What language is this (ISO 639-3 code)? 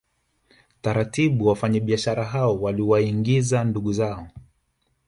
swa